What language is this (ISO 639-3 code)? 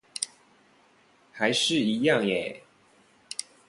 zho